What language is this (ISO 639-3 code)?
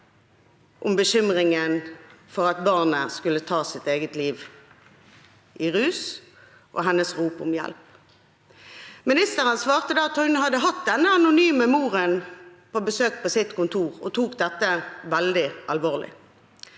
nor